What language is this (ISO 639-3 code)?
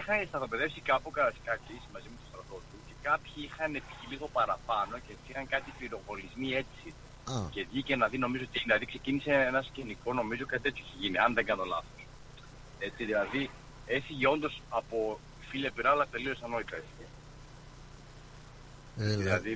ell